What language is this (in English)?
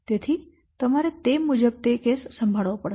Gujarati